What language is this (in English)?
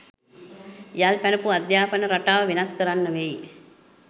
Sinhala